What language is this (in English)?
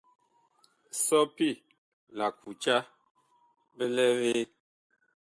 Bakoko